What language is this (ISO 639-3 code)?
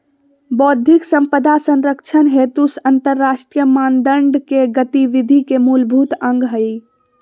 mag